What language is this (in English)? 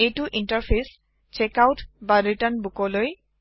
Assamese